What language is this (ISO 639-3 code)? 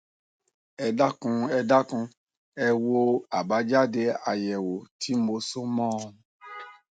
yor